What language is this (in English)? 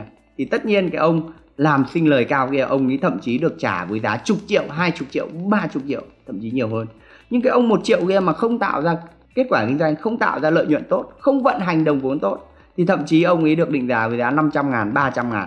Vietnamese